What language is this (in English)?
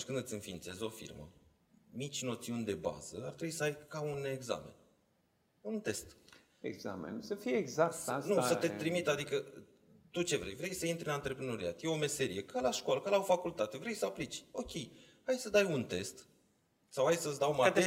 Romanian